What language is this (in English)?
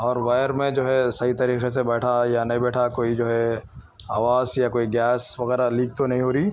Urdu